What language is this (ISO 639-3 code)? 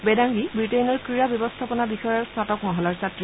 asm